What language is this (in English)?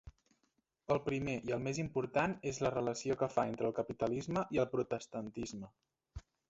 Catalan